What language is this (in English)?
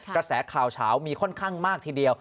Thai